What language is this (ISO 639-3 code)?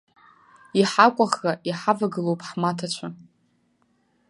abk